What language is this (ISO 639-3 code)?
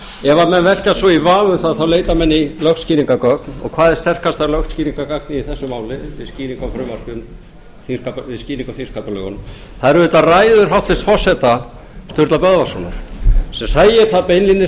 isl